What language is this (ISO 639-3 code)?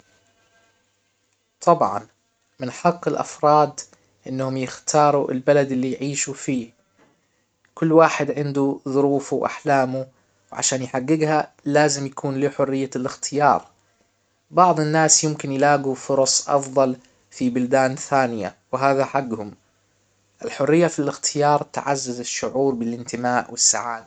acw